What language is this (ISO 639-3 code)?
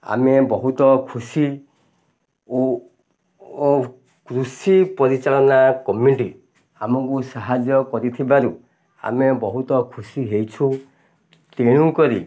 ori